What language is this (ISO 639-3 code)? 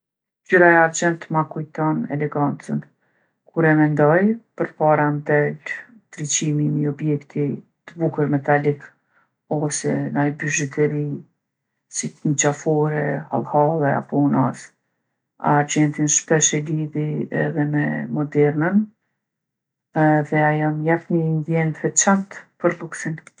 aln